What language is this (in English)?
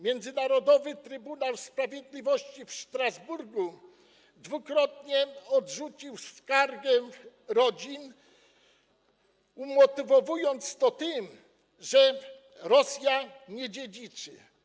Polish